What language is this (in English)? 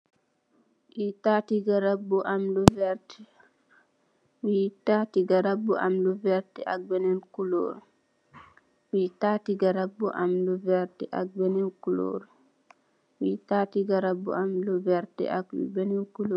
Wolof